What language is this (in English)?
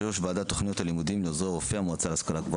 Hebrew